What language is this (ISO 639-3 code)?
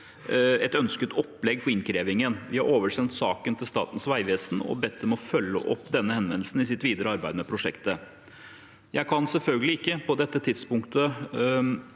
nor